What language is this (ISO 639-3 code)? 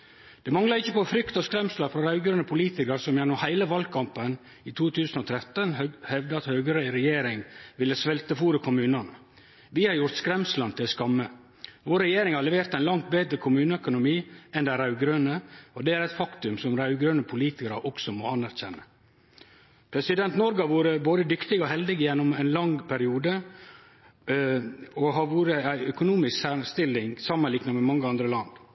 nno